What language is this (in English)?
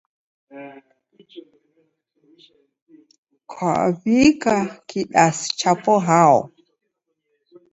Taita